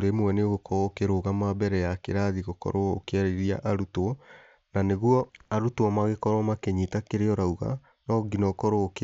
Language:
Kikuyu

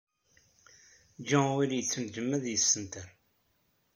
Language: Kabyle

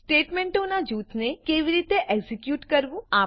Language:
Gujarati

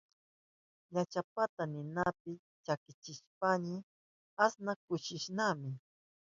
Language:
Southern Pastaza Quechua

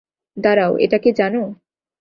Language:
Bangla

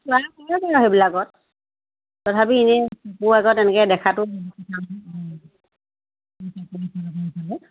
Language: Assamese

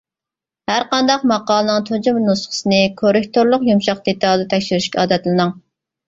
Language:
Uyghur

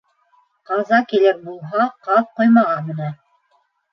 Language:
Bashkir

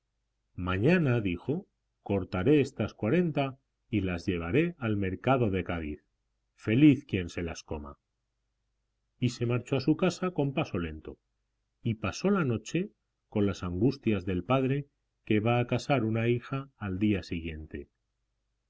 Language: Spanish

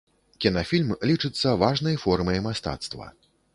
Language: Belarusian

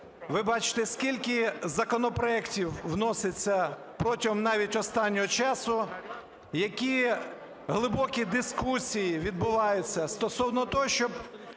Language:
Ukrainian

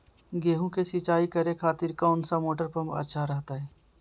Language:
Magahi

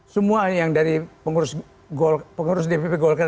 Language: Indonesian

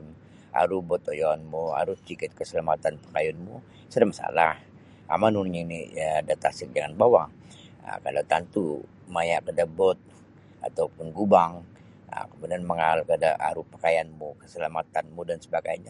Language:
Sabah Bisaya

